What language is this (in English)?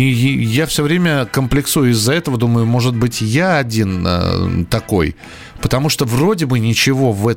Russian